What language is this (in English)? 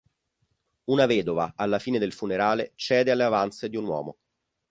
Italian